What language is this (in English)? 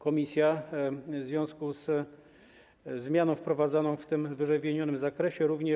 Polish